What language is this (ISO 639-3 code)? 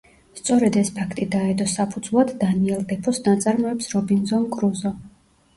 kat